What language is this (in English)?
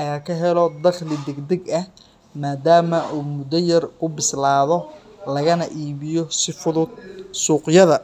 Somali